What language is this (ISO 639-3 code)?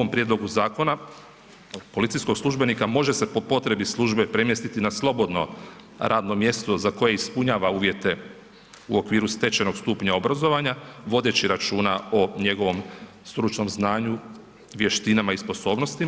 hrv